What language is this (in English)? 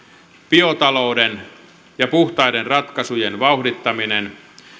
Finnish